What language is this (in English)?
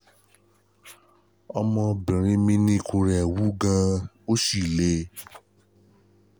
Yoruba